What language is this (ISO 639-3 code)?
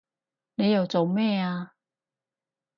yue